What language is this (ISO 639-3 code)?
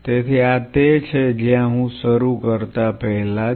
guj